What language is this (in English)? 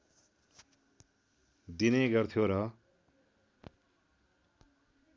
Nepali